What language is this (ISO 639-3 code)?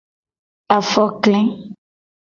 gej